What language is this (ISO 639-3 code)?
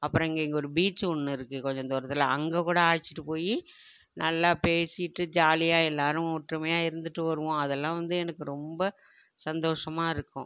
tam